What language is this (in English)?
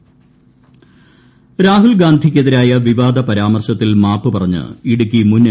Malayalam